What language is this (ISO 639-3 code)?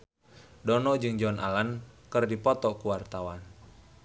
sun